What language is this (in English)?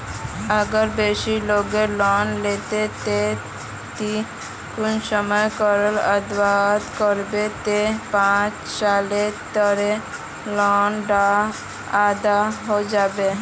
Magahi